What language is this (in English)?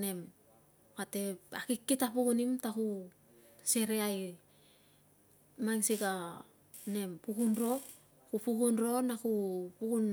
Tungag